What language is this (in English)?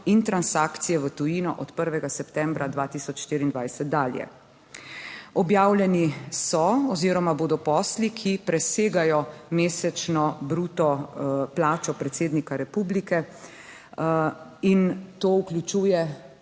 Slovenian